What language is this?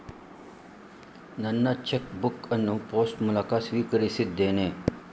Kannada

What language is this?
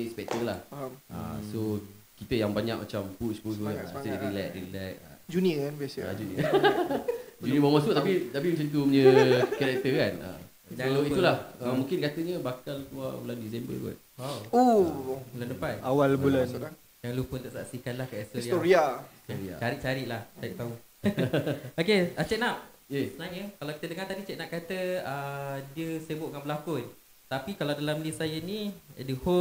Malay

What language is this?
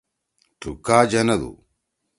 Torwali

